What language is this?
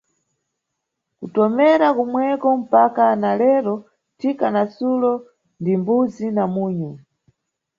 Nyungwe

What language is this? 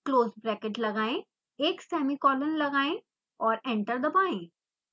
Hindi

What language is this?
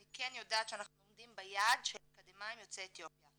Hebrew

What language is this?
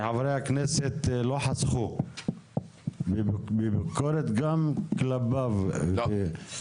Hebrew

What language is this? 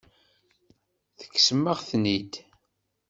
Kabyle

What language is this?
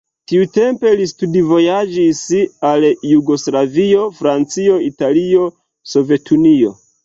Esperanto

